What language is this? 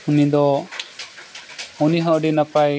Santali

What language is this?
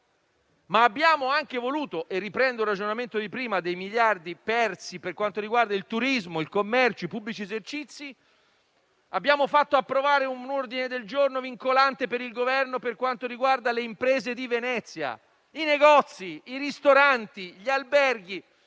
Italian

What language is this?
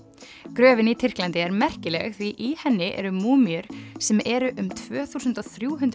Icelandic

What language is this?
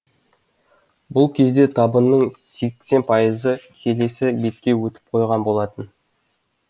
Kazakh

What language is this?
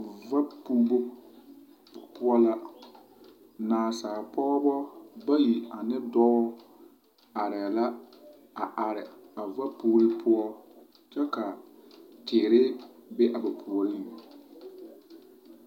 Southern Dagaare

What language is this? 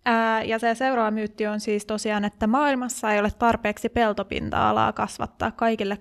Finnish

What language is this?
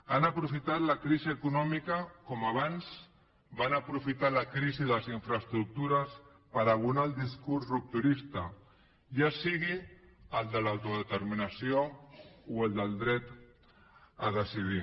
Catalan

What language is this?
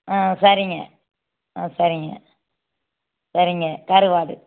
Tamil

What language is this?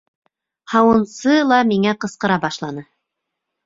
Bashkir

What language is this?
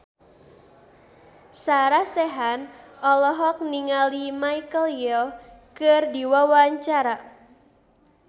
Sundanese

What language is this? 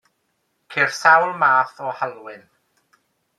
Welsh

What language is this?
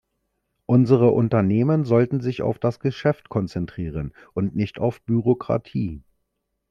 German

